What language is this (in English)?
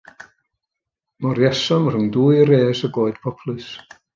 Welsh